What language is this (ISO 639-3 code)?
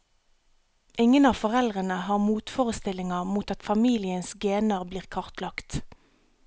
nor